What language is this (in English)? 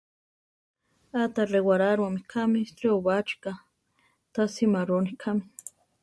Central Tarahumara